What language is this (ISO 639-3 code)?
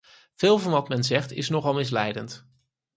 nld